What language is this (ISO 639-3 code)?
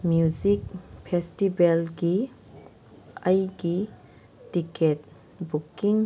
mni